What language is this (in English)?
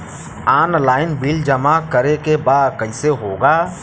Bhojpuri